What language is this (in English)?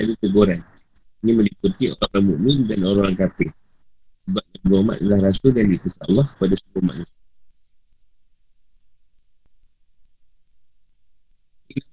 Malay